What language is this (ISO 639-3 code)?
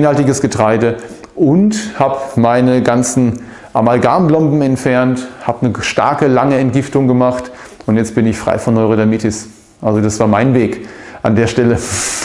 deu